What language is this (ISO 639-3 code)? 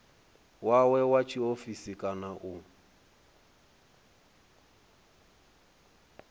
ven